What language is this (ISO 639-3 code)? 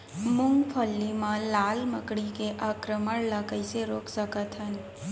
hne